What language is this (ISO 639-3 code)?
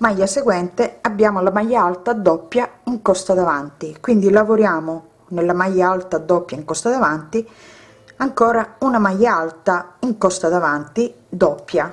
ita